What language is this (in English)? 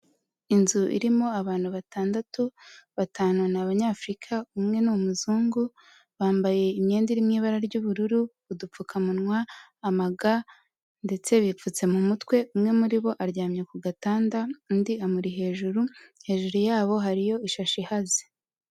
Kinyarwanda